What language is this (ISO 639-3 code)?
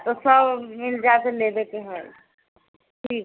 mai